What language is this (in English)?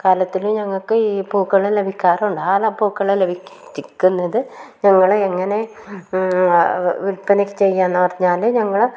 Malayalam